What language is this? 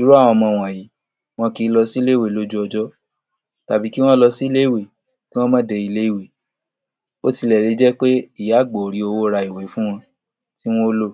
Yoruba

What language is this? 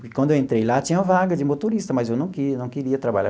Portuguese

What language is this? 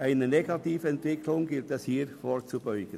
Swiss German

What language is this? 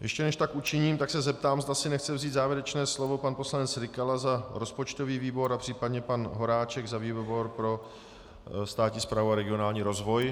Czech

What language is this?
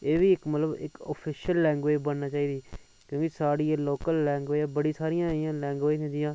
Dogri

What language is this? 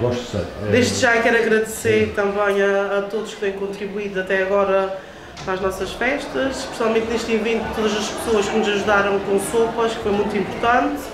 Portuguese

